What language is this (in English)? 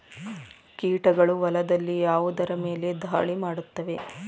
Kannada